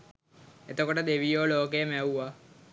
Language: Sinhala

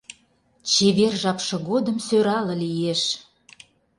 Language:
Mari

